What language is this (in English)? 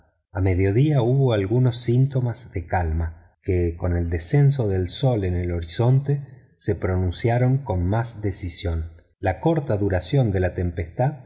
Spanish